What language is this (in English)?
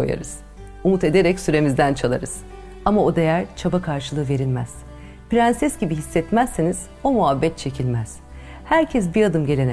Turkish